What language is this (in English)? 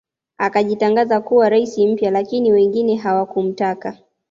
Swahili